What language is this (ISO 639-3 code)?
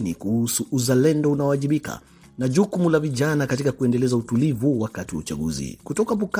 swa